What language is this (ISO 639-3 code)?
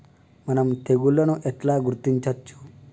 tel